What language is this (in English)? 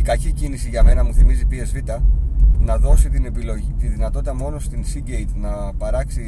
Greek